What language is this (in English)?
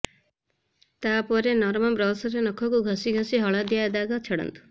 Odia